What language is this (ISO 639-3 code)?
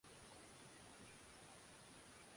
swa